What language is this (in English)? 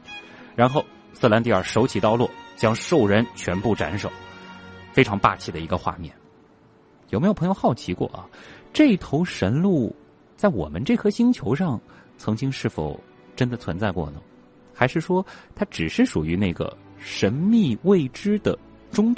Chinese